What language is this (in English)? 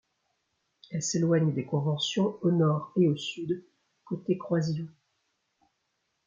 French